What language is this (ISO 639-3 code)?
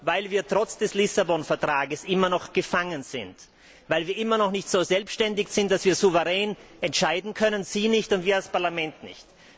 deu